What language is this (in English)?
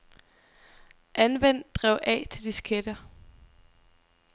Danish